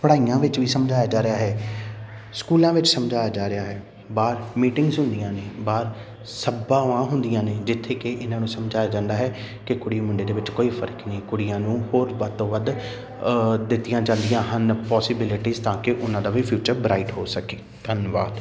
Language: Punjabi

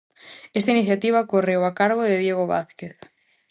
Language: Galician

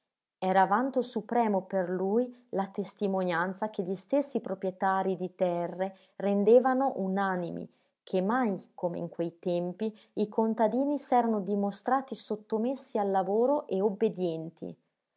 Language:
Italian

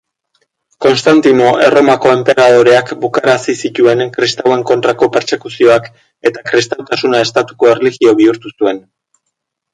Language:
Basque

